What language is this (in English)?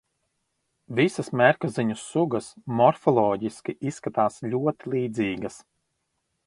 Latvian